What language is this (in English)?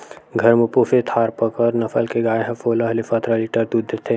Chhattisgarhi